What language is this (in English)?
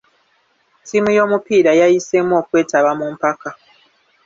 Ganda